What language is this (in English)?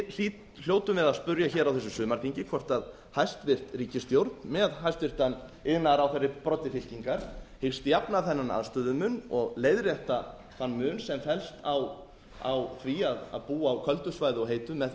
Icelandic